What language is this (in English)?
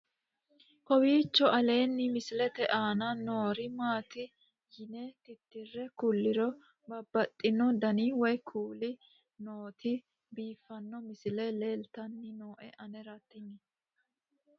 Sidamo